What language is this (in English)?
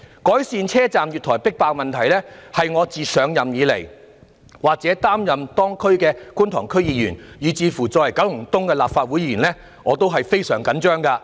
Cantonese